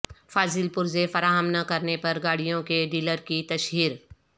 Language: Urdu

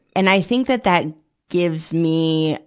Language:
English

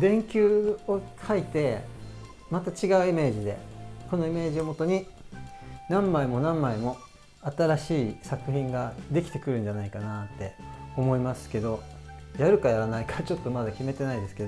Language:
Japanese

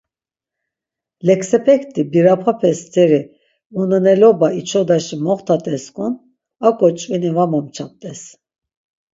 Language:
Laz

